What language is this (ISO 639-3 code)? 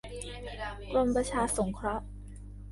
tha